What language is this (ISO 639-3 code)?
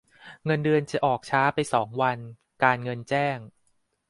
tha